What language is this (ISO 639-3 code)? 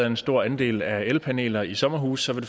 dan